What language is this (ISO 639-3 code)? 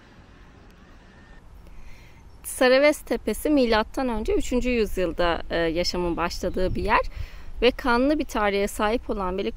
tur